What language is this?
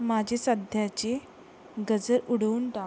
Marathi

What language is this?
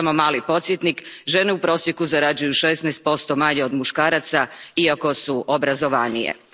Croatian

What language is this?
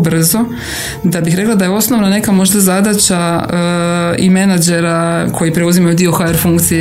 Croatian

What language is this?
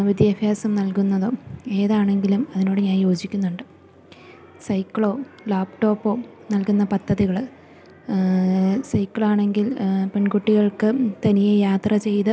Malayalam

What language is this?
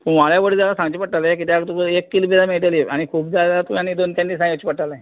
Konkani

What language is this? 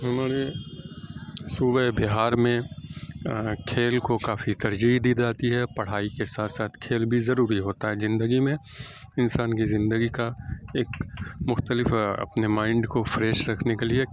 Urdu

